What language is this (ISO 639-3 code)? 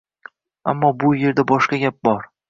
uzb